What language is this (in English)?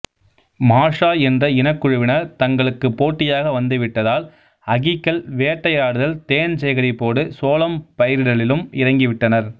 Tamil